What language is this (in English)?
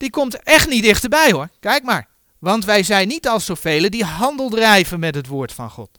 Dutch